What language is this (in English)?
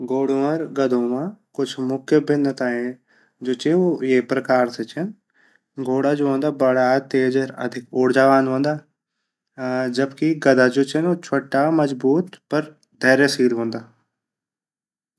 Garhwali